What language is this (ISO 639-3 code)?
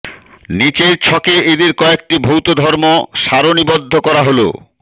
ben